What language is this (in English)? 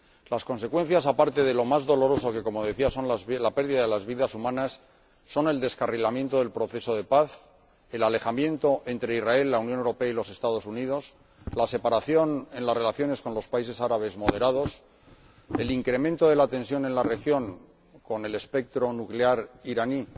Spanish